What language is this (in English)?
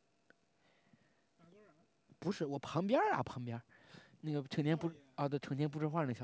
Chinese